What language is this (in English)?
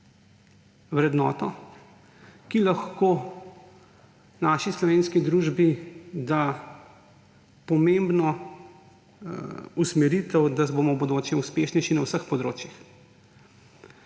Slovenian